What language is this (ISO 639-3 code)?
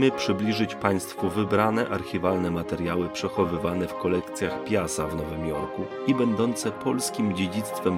pol